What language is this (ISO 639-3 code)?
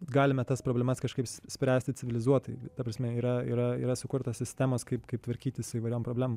lit